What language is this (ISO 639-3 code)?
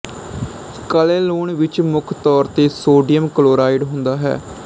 pan